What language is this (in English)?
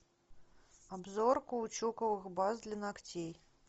Russian